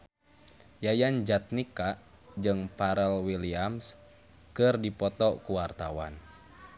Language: Sundanese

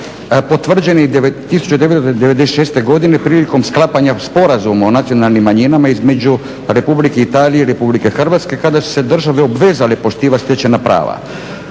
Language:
Croatian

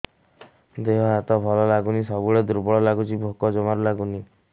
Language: Odia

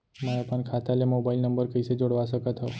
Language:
Chhattisgarhi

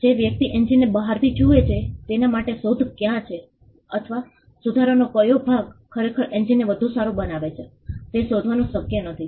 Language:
Gujarati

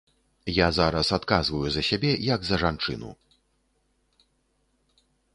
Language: Belarusian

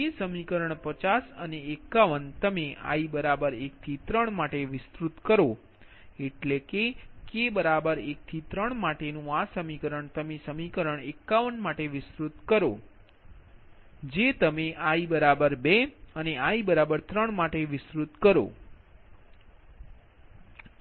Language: Gujarati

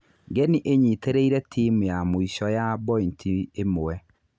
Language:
Kikuyu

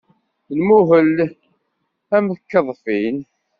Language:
Kabyle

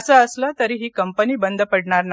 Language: Marathi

